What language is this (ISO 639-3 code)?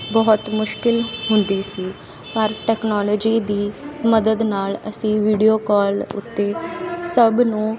pan